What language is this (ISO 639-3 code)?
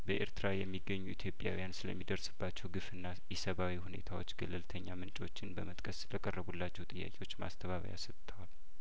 amh